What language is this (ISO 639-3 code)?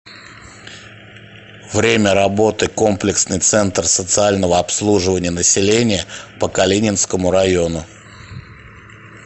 rus